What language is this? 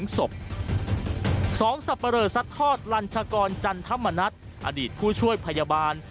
Thai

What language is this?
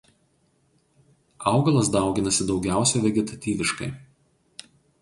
Lithuanian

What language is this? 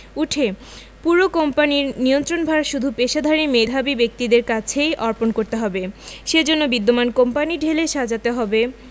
Bangla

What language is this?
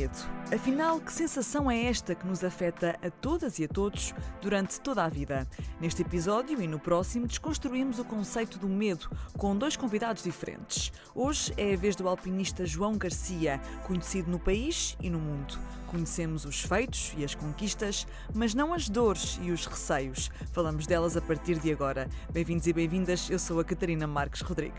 Portuguese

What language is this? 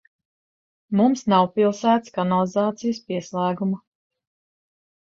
Latvian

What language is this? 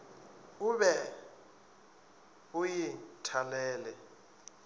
Northern Sotho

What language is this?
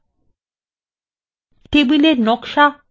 Bangla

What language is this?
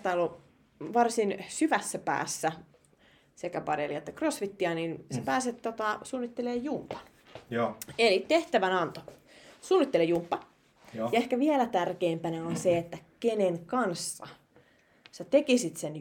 Finnish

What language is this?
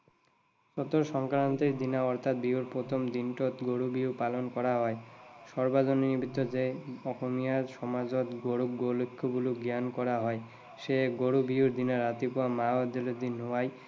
Assamese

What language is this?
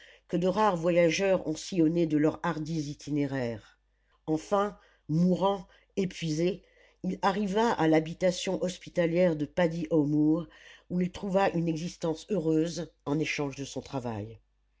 French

